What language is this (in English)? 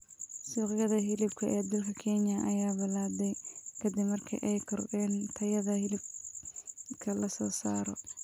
Somali